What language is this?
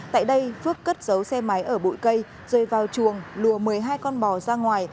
Vietnamese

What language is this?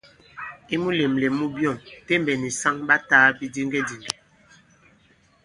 Bankon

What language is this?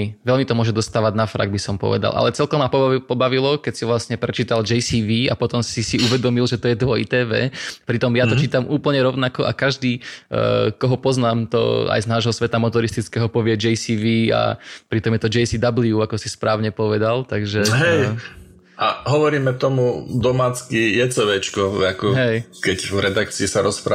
Slovak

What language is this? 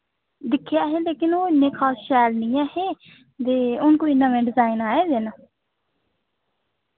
Dogri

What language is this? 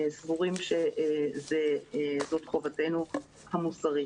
Hebrew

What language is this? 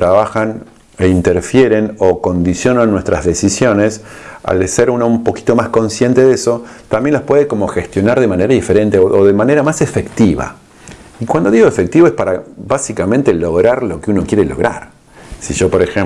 Spanish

